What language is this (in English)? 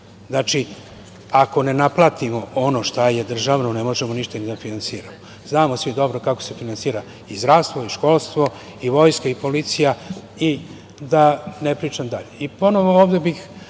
Serbian